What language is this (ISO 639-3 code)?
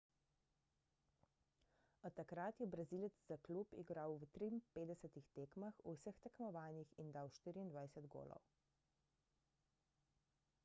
slv